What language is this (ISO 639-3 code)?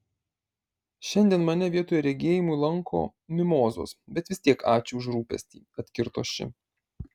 lit